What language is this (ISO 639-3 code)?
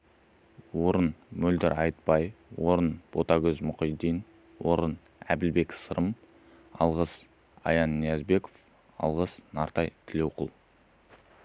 kaz